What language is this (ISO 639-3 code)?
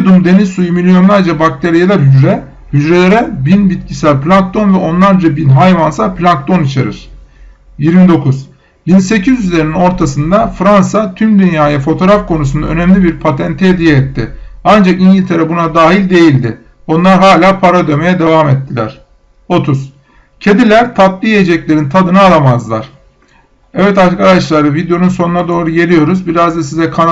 tur